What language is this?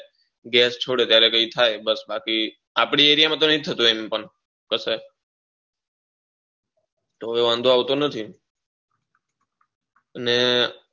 Gujarati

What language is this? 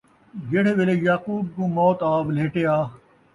Saraiki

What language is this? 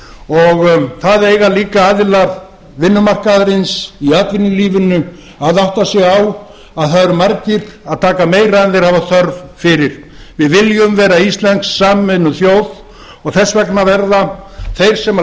Icelandic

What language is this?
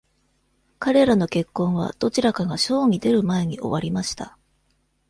Japanese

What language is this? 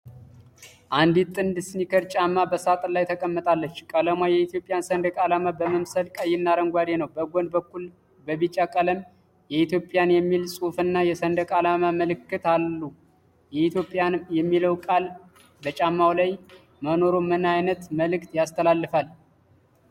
Amharic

